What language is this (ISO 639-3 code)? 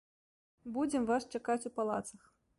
bel